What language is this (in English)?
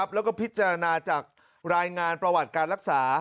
Thai